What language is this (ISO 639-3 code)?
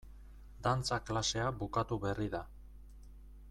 eus